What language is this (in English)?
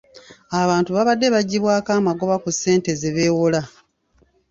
Ganda